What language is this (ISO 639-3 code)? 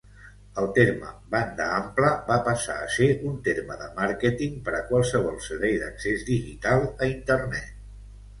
cat